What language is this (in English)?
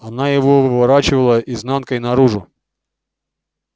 Russian